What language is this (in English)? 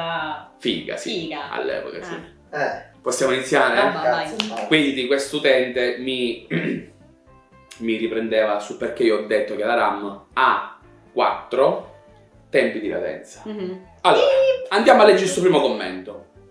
Italian